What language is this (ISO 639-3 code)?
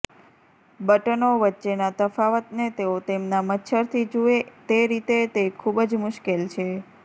guj